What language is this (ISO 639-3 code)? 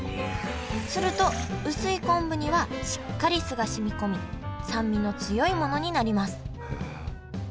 jpn